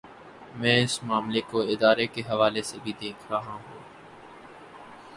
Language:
Urdu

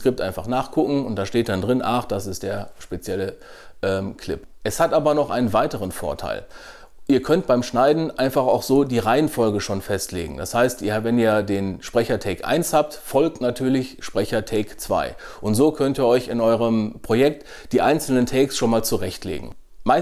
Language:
German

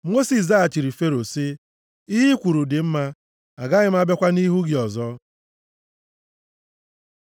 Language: Igbo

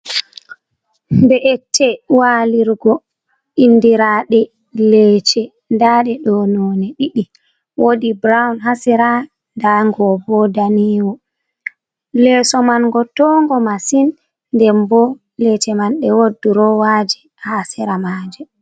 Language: Fula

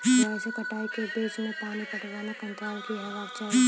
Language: Maithili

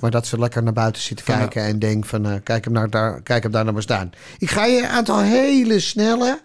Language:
Dutch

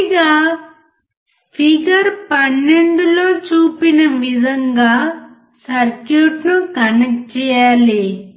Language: Telugu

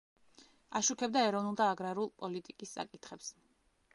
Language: Georgian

